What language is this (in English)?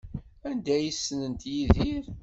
Kabyle